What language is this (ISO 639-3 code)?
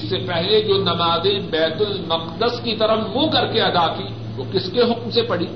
urd